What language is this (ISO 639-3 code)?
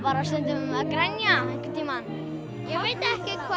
isl